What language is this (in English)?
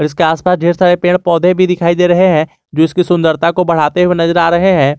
Hindi